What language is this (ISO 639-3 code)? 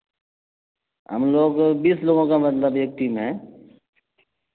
urd